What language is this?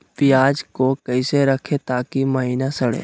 Magahi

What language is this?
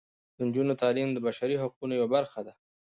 Pashto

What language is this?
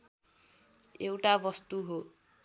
Nepali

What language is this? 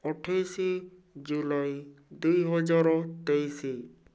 Odia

